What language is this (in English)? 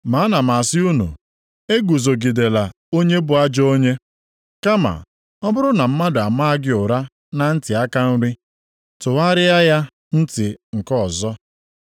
Igbo